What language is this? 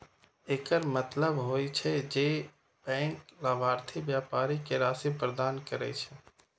Maithili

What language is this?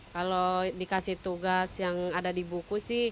Indonesian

